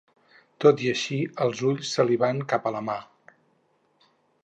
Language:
Catalan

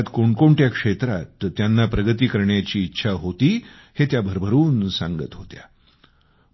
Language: Marathi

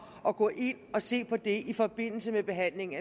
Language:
Danish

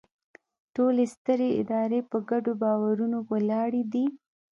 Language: Pashto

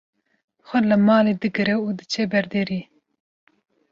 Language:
Kurdish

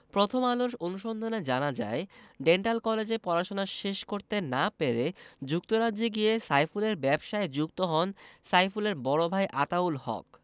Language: Bangla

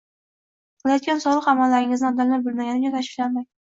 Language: Uzbek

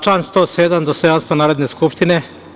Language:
Serbian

